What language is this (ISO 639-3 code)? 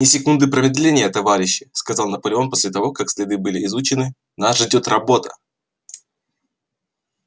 rus